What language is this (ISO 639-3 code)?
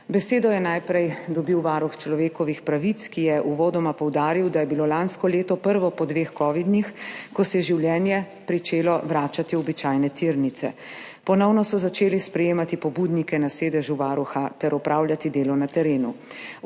slv